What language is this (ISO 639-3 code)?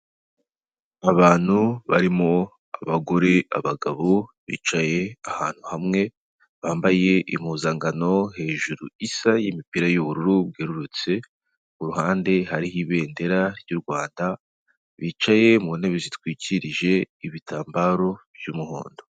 kin